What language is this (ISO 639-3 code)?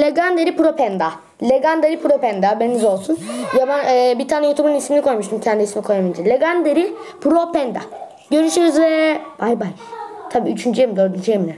tur